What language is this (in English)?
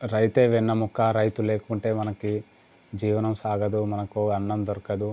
Telugu